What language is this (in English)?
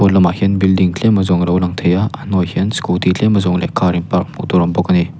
Mizo